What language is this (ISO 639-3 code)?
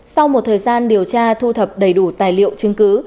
vie